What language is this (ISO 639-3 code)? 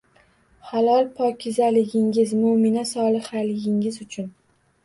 uzb